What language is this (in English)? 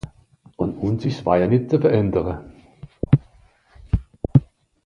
Swiss German